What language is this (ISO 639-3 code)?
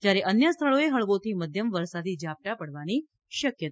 guj